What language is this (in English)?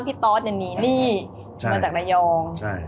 Thai